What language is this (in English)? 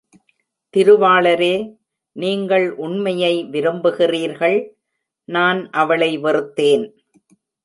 Tamil